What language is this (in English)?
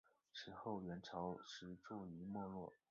Chinese